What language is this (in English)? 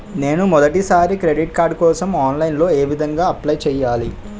Telugu